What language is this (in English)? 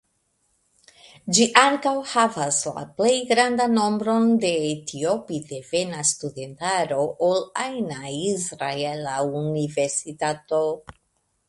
Esperanto